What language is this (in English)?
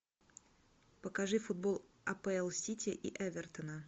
Russian